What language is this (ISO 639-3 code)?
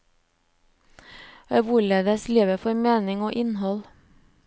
nor